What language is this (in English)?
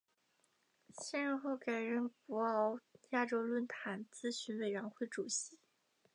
Chinese